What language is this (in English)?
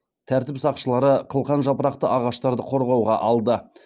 Kazakh